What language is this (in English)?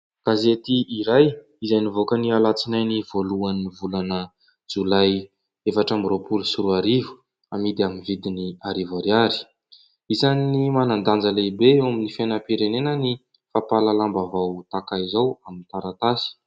Malagasy